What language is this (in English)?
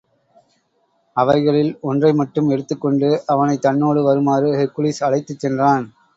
Tamil